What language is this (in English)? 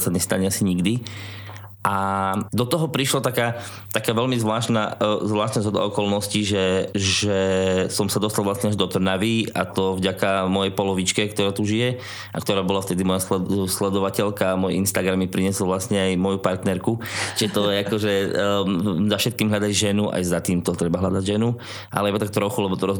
Slovak